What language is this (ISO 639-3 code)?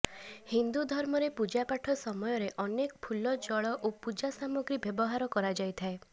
ori